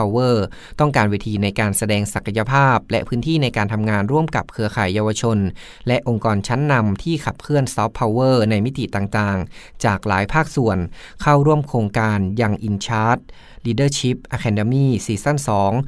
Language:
Thai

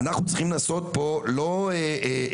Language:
Hebrew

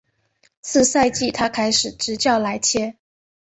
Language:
Chinese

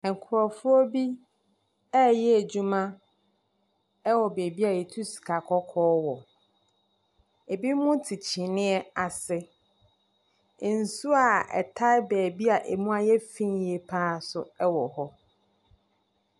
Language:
Akan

